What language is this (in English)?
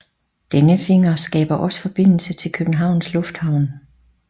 Danish